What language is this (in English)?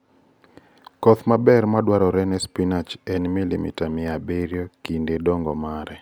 Luo (Kenya and Tanzania)